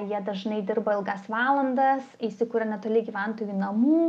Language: Lithuanian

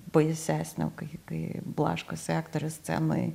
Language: Lithuanian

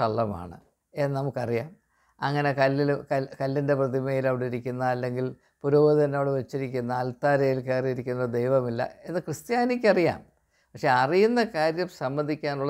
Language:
Malayalam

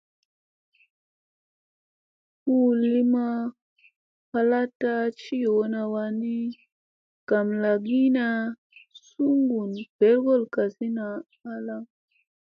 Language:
Musey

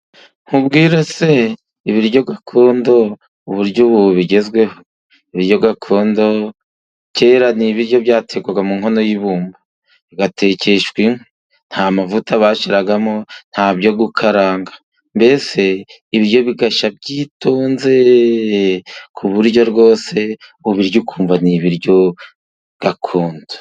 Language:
Kinyarwanda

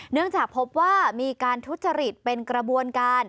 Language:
Thai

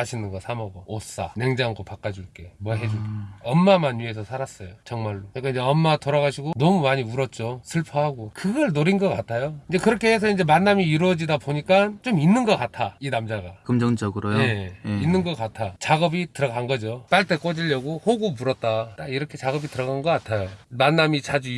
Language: Korean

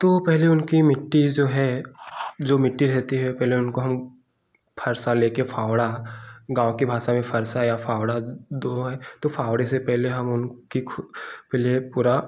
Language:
Hindi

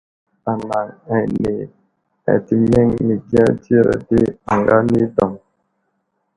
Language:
Wuzlam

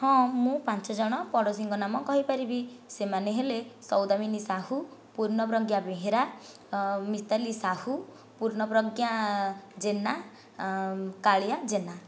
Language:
Odia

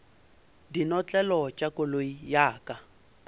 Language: Northern Sotho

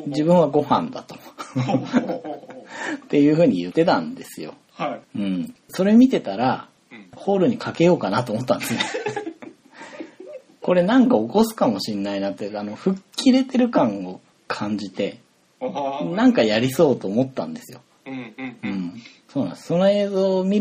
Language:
Japanese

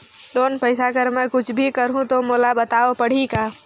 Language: Chhattisgarhi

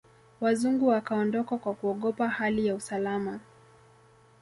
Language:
Swahili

